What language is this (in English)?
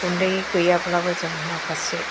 Bodo